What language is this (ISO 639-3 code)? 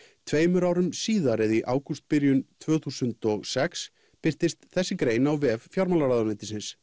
isl